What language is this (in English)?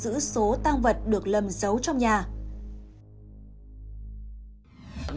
Vietnamese